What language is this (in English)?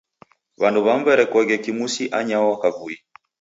Taita